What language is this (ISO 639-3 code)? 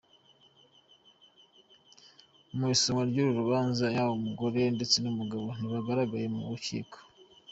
kin